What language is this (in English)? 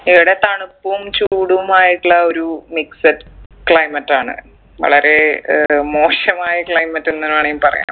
Malayalam